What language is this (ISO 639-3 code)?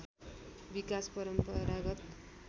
nep